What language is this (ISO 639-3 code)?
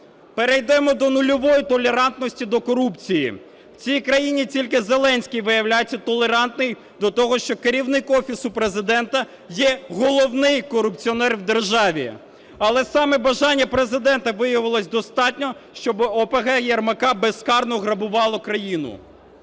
ukr